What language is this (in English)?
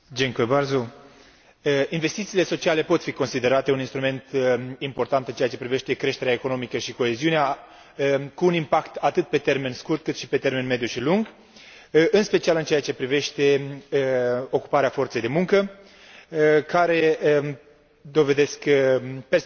Romanian